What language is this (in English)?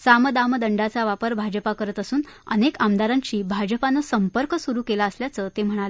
Marathi